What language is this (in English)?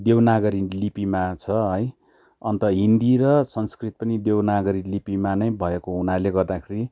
Nepali